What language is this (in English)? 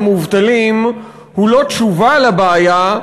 Hebrew